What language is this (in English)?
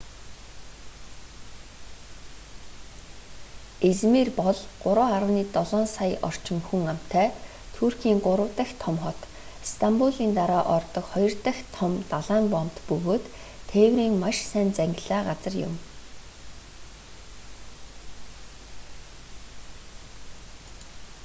Mongolian